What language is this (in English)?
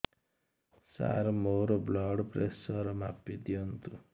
Odia